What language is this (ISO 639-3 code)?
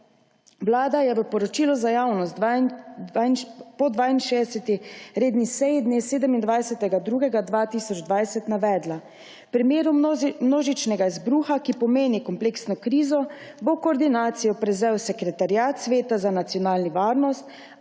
slv